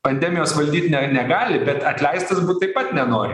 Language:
Lithuanian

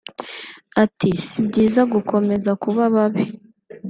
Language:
Kinyarwanda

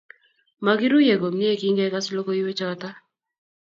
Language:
Kalenjin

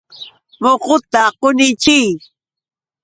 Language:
Yauyos Quechua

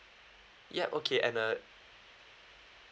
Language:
English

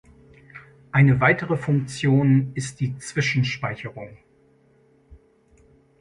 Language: German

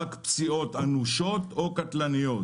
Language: Hebrew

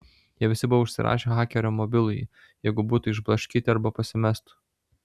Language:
Lithuanian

